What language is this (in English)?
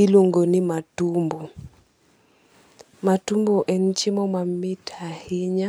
Luo (Kenya and Tanzania)